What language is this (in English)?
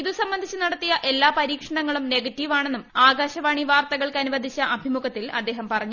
Malayalam